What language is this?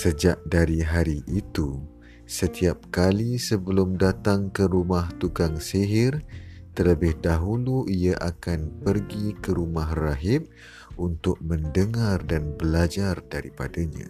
Malay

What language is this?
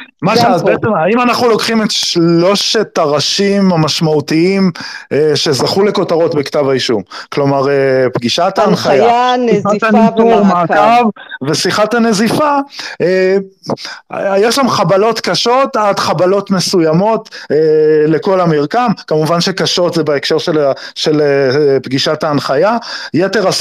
Hebrew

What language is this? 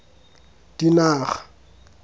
Tswana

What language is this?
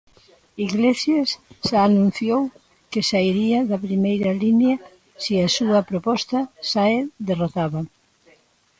Galician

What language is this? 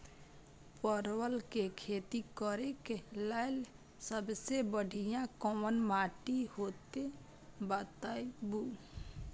Maithili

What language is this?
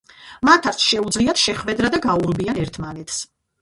Georgian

